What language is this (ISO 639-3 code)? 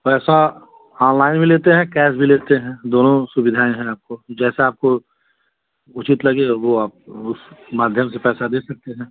hin